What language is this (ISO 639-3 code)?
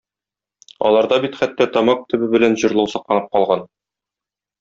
tat